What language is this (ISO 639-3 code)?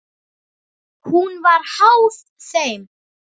isl